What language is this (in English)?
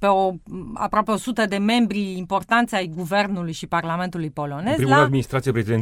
Romanian